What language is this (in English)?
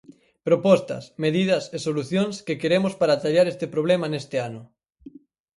Galician